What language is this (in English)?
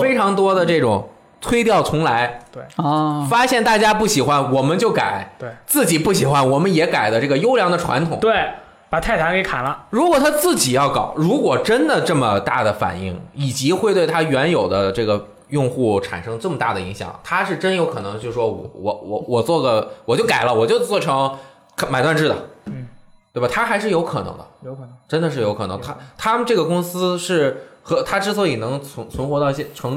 Chinese